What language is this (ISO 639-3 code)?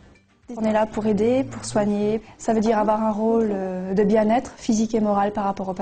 fra